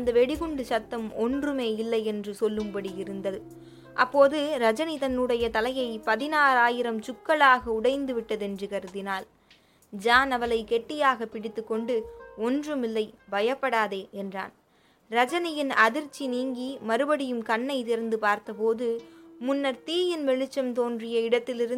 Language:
Tamil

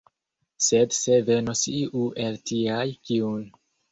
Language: Esperanto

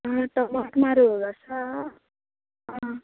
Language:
Konkani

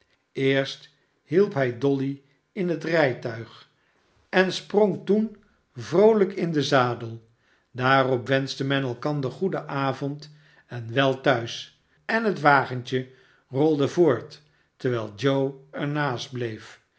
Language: Dutch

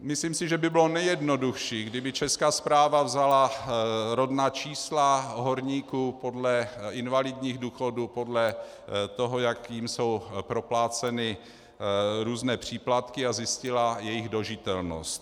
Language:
Czech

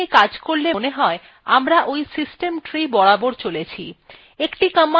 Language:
Bangla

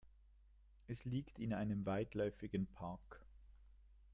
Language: German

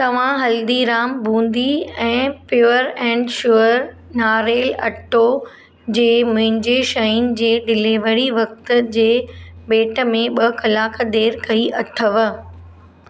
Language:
Sindhi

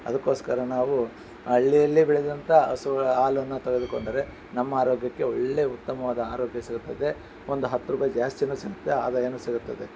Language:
Kannada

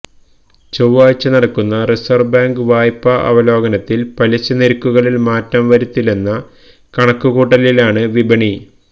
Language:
Malayalam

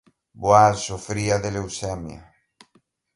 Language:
Galician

